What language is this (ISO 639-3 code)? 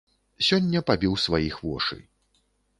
bel